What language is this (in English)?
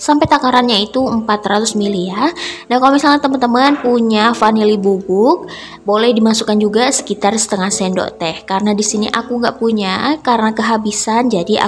Indonesian